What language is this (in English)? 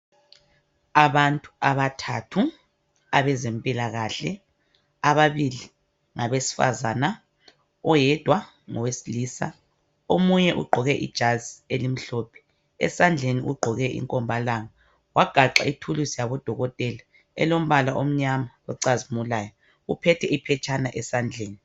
North Ndebele